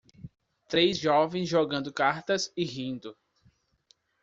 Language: Portuguese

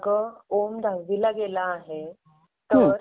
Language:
Marathi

